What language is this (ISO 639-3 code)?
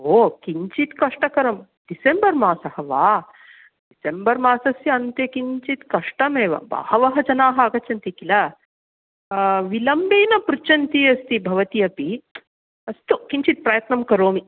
san